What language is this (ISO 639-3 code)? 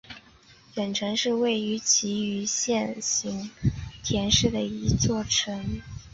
zho